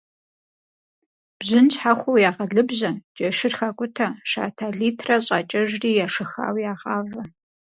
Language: Kabardian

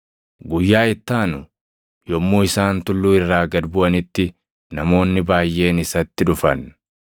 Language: Oromo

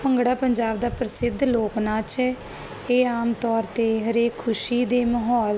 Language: Punjabi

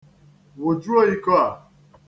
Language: Igbo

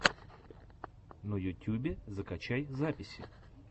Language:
Russian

